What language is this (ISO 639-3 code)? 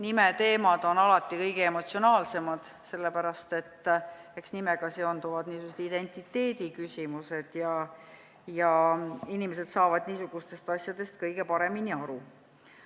est